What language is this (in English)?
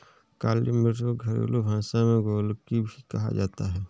Hindi